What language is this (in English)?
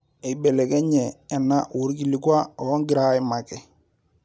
Masai